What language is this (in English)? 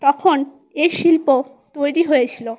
Bangla